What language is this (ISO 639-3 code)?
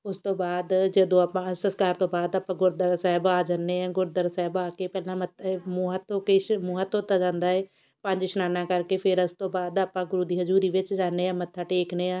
pan